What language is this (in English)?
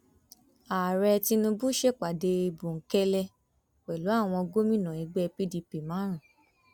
Yoruba